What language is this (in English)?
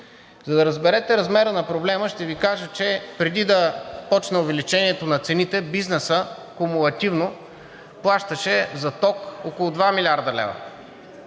Bulgarian